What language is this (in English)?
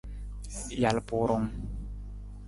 Nawdm